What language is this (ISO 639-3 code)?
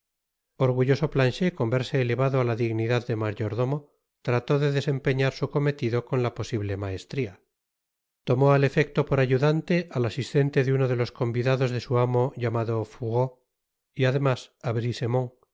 spa